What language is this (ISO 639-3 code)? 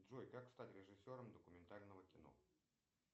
rus